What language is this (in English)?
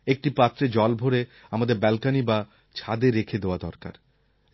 Bangla